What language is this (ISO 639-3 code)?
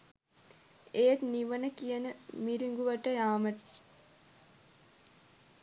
sin